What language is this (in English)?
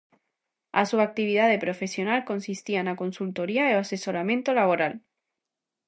Galician